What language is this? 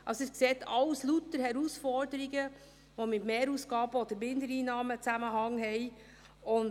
Swiss German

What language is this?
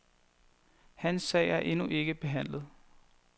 Danish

